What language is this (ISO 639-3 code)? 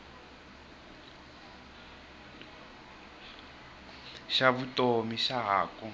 tso